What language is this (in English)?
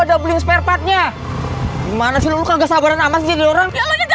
Indonesian